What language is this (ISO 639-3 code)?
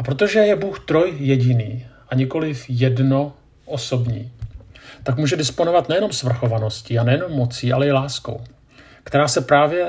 ces